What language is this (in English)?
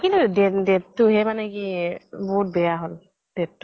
Assamese